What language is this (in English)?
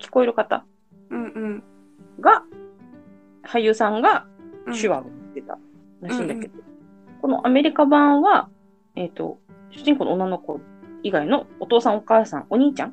Japanese